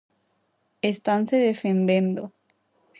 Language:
Galician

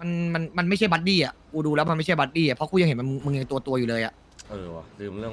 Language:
Thai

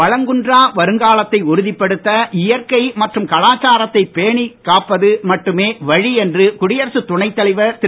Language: Tamil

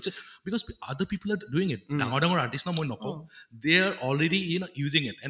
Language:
Assamese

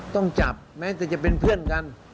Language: Thai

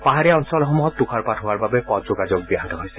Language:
Assamese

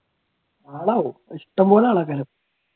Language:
Malayalam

